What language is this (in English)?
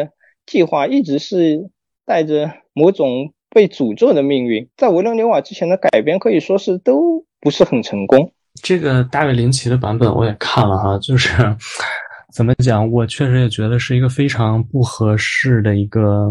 Chinese